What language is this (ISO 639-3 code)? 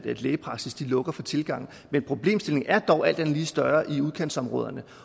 dan